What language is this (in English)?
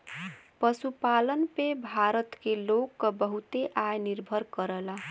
Bhojpuri